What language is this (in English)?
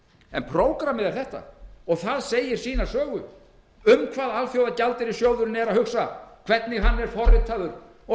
Icelandic